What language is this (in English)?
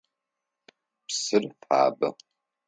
Adyghe